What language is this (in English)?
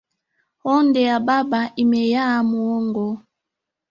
Swahili